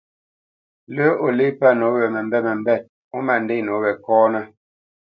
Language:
Bamenyam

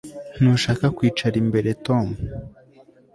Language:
Kinyarwanda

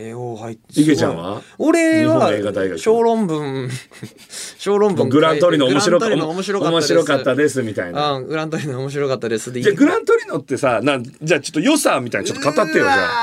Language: Japanese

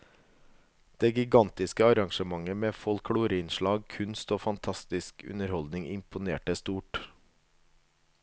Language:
Norwegian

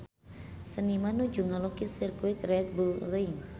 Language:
Sundanese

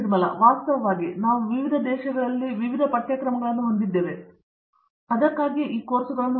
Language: Kannada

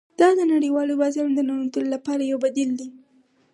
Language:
Pashto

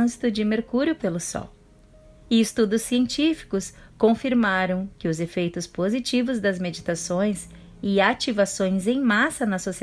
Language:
Portuguese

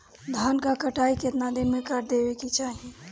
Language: Bhojpuri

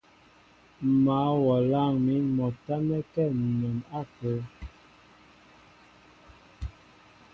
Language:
Mbo (Cameroon)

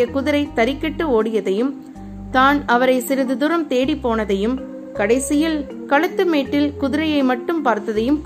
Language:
Tamil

